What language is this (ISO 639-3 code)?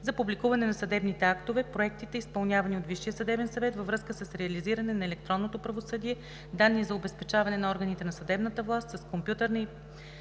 bul